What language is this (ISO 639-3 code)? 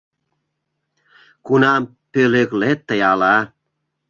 chm